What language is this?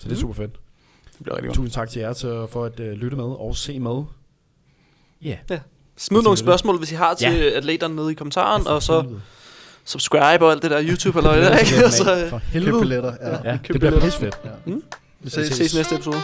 Danish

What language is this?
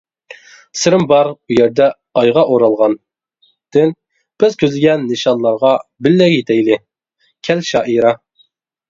Uyghur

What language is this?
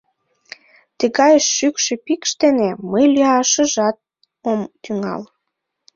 Mari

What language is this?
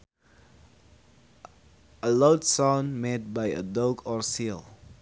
Sundanese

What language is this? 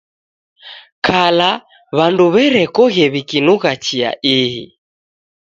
Taita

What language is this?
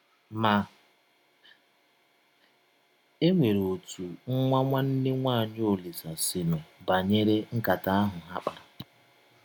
Igbo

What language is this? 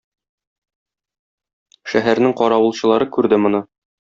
Tatar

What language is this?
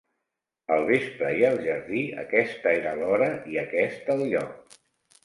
Catalan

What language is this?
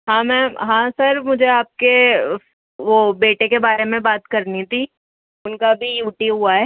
Urdu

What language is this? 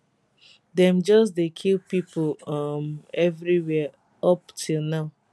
Nigerian Pidgin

